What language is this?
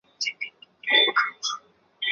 Chinese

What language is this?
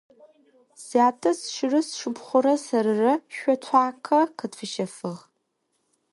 Adyghe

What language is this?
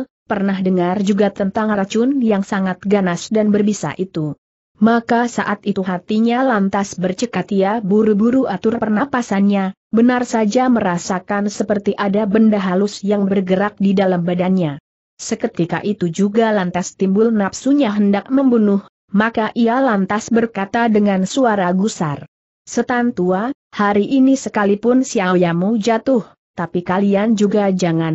Indonesian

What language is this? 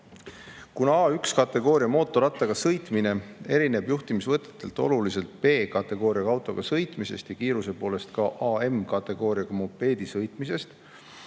Estonian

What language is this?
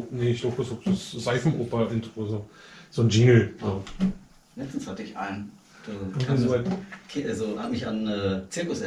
German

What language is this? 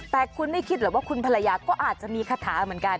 Thai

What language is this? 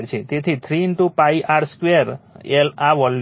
Gujarati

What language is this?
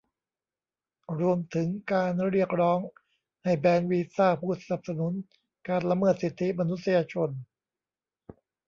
Thai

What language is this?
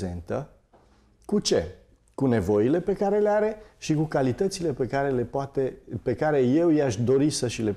Romanian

